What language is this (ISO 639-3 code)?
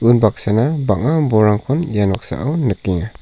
grt